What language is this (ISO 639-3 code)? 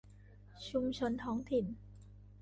tha